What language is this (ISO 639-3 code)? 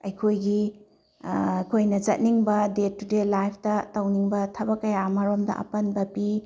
mni